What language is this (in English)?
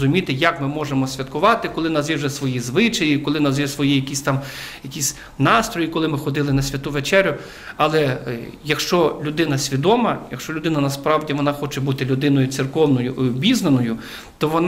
Ukrainian